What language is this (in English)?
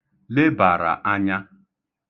Igbo